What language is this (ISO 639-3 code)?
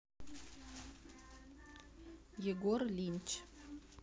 rus